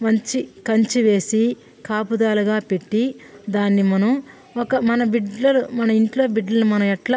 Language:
Telugu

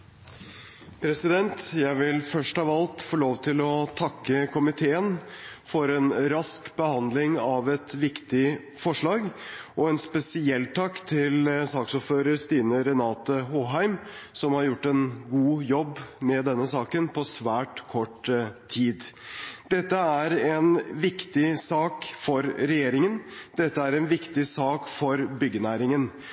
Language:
Norwegian Bokmål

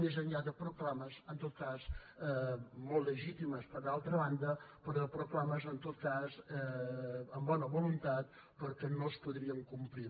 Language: Catalan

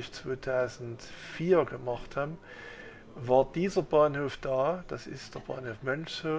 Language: German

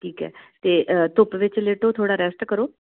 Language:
Punjabi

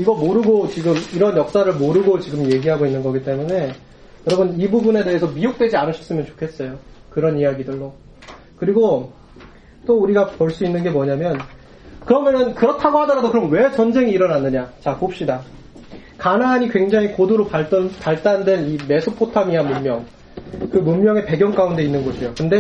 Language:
Korean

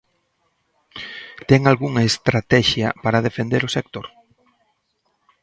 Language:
Galician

